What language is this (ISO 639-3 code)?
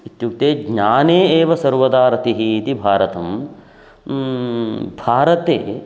san